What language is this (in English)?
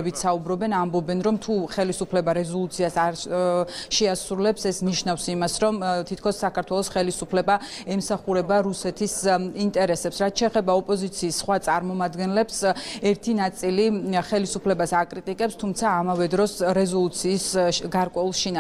Romanian